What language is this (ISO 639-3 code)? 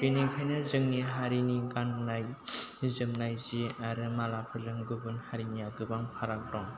brx